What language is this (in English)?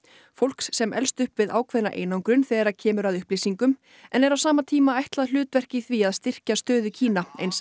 Icelandic